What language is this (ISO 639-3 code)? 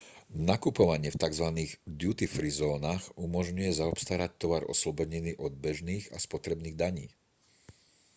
slk